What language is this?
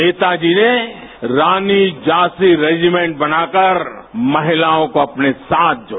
Hindi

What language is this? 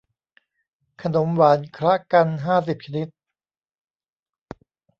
Thai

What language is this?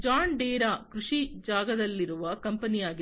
Kannada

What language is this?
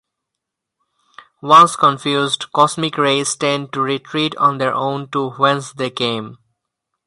English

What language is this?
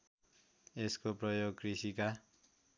Nepali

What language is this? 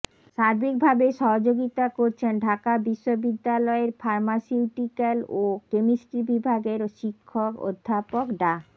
Bangla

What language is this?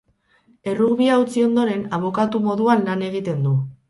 Basque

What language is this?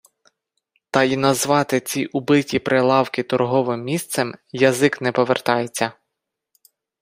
Ukrainian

